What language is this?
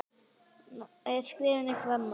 Icelandic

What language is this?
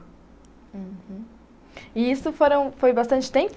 Portuguese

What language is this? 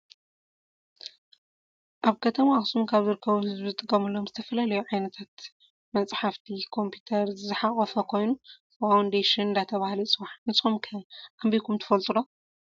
Tigrinya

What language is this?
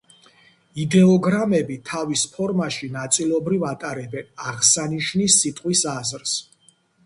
Georgian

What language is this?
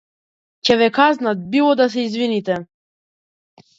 Macedonian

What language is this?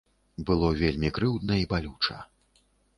Belarusian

